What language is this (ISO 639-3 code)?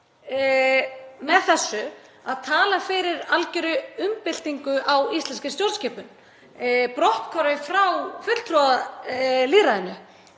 isl